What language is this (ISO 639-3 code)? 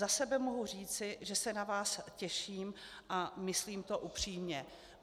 ces